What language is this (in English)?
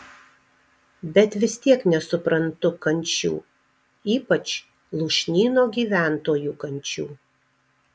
Lithuanian